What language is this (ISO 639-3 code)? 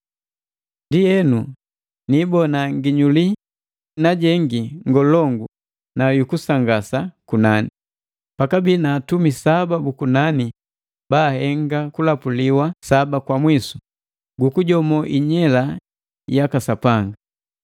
mgv